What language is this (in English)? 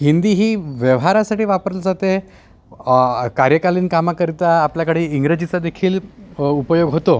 Marathi